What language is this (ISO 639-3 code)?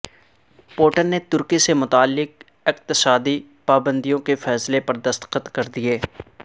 urd